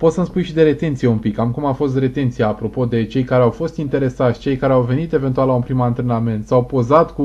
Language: Romanian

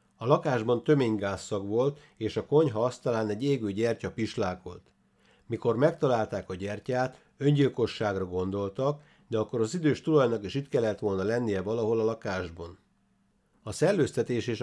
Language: Hungarian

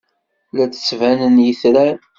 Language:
Kabyle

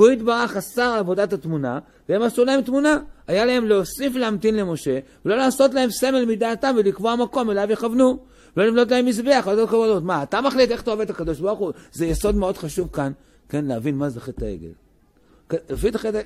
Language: Hebrew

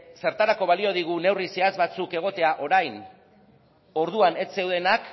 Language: Basque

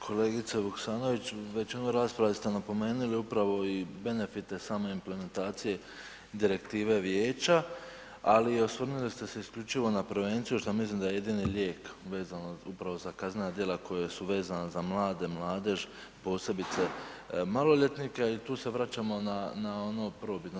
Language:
Croatian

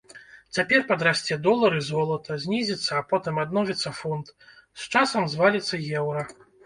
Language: Belarusian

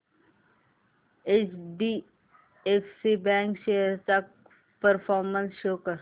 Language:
Marathi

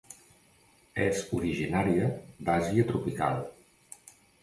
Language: Catalan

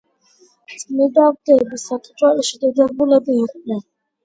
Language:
Georgian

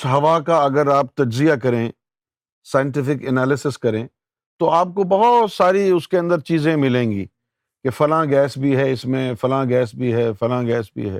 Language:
Urdu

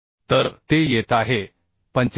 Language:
Marathi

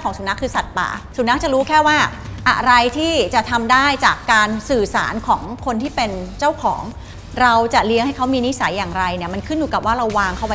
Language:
Thai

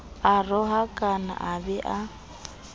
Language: Southern Sotho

